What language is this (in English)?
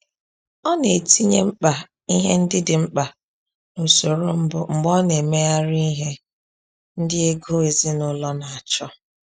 Igbo